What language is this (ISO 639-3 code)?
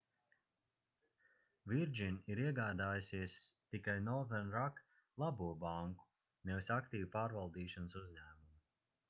lav